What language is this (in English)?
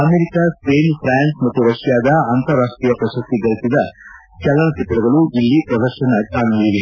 Kannada